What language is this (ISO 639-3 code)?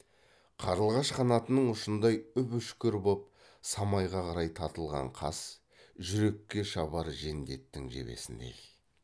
kaz